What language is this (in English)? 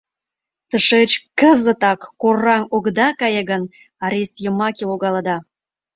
Mari